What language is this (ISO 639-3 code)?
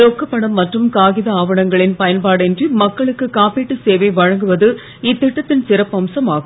tam